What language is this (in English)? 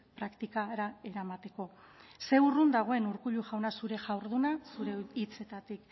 Basque